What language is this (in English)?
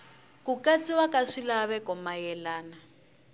Tsonga